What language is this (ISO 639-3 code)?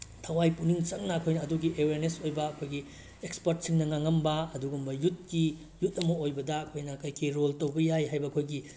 mni